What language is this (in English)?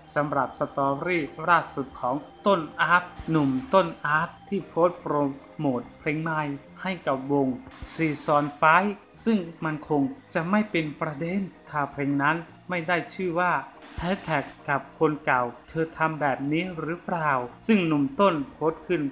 Thai